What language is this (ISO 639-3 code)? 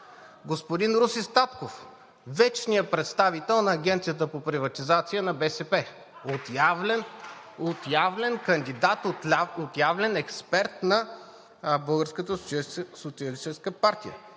bul